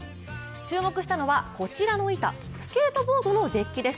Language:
Japanese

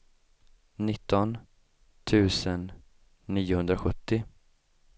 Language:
Swedish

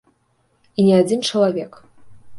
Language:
Belarusian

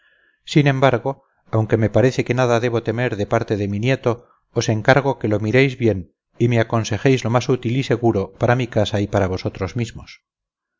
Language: Spanish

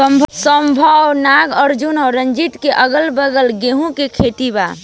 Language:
Bhojpuri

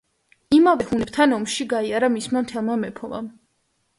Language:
Georgian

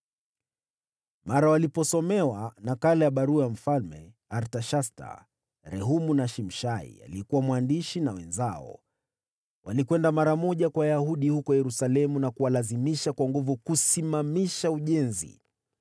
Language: Swahili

